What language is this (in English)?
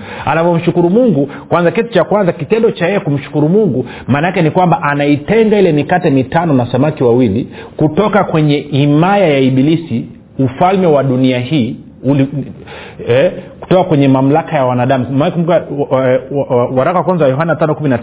Swahili